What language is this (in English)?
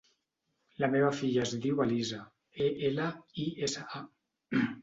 Catalan